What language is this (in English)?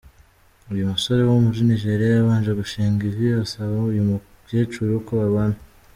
Kinyarwanda